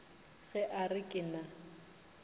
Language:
Northern Sotho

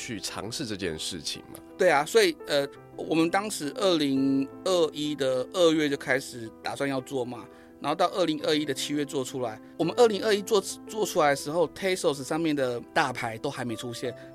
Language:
Chinese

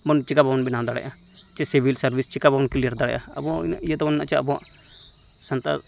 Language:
Santali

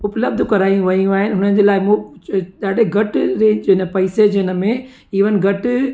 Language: Sindhi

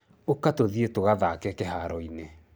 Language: Kikuyu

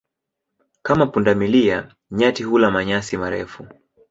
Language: Swahili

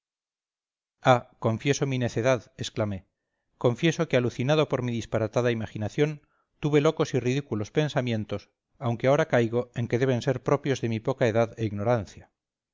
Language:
Spanish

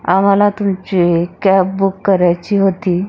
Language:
Marathi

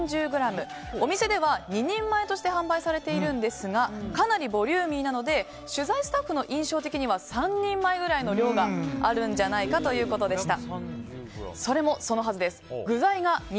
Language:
Japanese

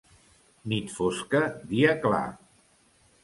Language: Catalan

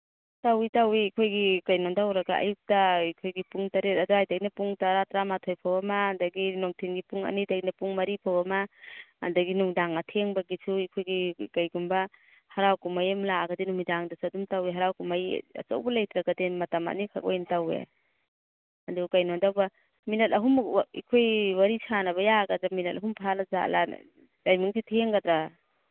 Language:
Manipuri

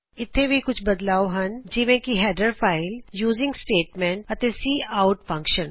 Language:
Punjabi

